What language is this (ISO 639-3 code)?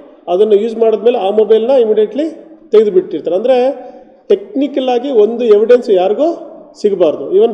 kan